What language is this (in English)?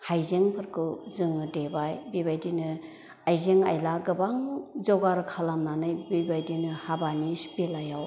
Bodo